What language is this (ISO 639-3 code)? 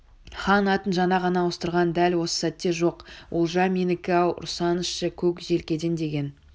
kaz